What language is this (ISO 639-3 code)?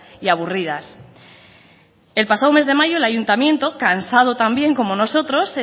spa